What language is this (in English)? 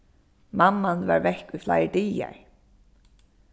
Faroese